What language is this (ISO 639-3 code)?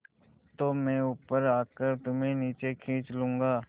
hin